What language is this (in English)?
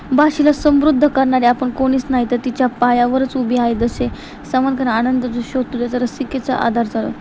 Marathi